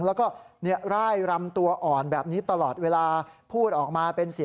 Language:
Thai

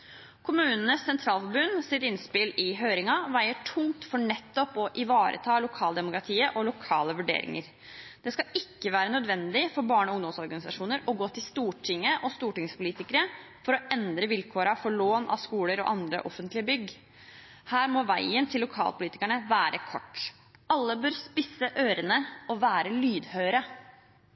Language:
Norwegian Bokmål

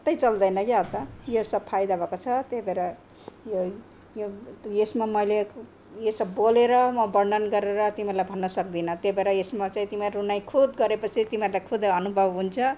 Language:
Nepali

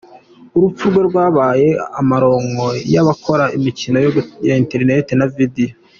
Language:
Kinyarwanda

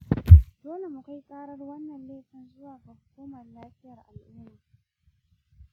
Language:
Hausa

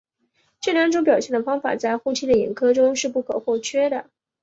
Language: Chinese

